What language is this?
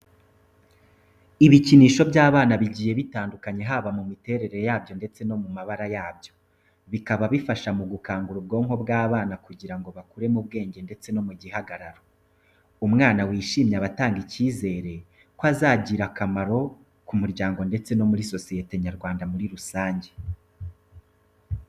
Kinyarwanda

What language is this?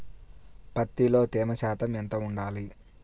Telugu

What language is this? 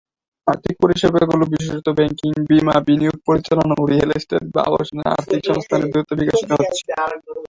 Bangla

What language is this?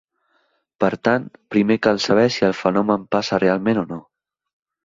Catalan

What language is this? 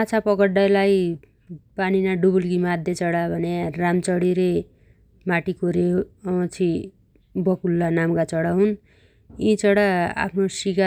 Dotyali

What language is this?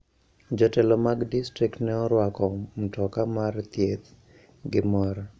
Luo (Kenya and Tanzania)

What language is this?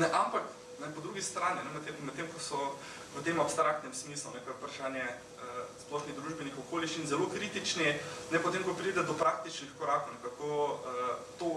Ukrainian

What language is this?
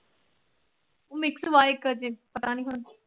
Punjabi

